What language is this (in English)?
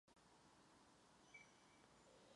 Czech